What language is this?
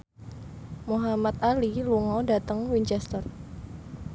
Javanese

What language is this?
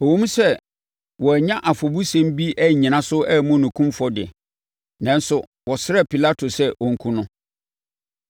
Akan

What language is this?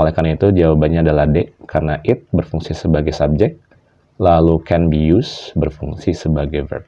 Indonesian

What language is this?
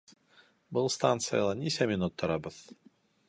Bashkir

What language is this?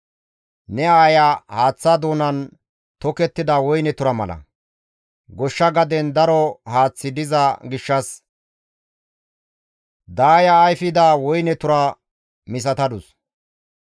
Gamo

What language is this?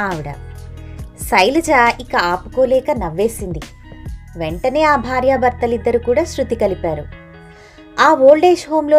Telugu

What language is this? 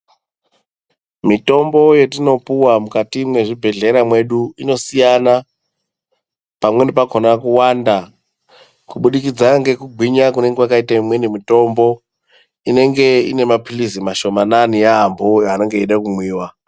Ndau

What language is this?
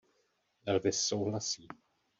Czech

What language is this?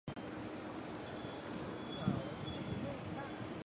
Chinese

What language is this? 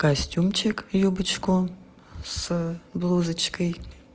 Russian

